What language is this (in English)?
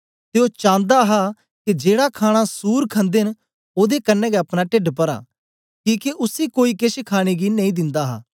Dogri